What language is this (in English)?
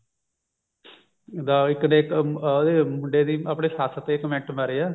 Punjabi